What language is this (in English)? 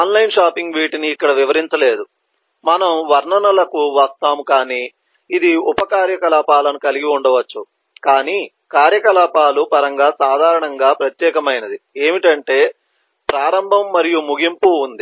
Telugu